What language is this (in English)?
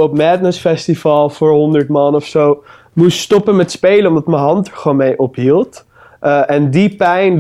Dutch